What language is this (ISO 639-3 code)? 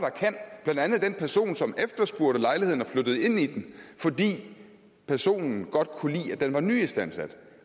dan